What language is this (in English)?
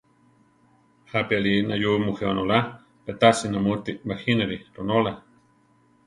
Central Tarahumara